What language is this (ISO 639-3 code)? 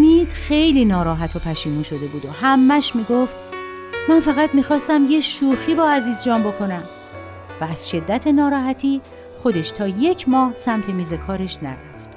fas